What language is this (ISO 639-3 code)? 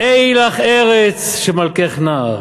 heb